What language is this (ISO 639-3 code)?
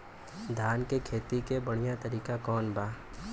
bho